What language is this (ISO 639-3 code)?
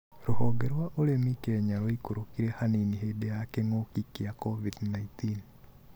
kik